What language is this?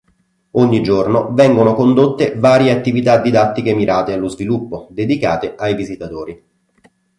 Italian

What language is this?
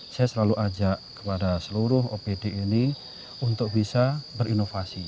Indonesian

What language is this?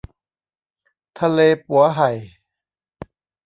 Thai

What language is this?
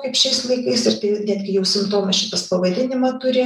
Lithuanian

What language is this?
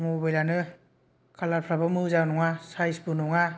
Bodo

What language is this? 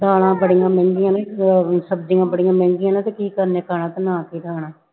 Punjabi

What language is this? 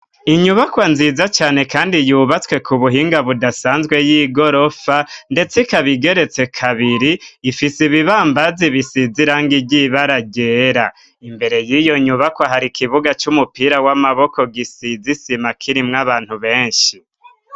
Rundi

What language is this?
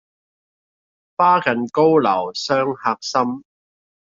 Cantonese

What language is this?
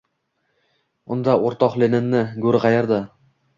Uzbek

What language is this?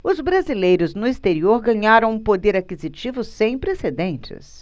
Portuguese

